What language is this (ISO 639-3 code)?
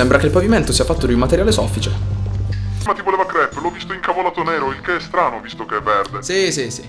ita